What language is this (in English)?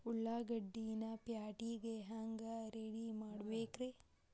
Kannada